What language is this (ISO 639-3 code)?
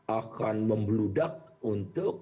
ind